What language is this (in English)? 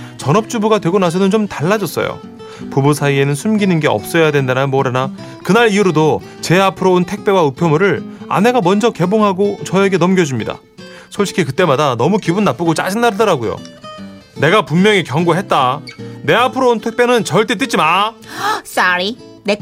Korean